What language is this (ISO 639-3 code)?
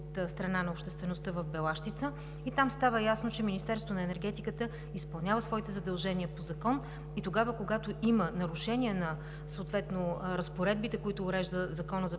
bul